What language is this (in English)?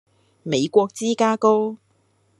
Cantonese